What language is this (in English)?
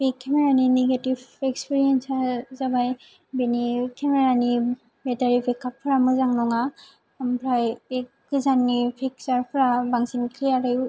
Bodo